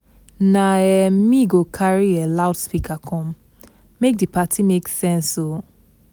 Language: Nigerian Pidgin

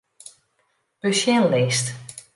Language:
Western Frisian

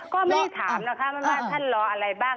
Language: Thai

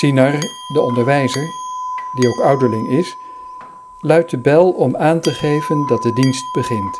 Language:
Dutch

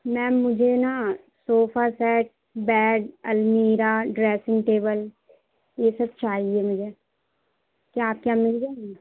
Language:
Urdu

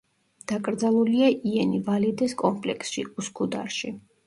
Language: Georgian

